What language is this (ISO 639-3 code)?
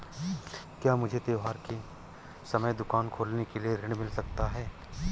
hin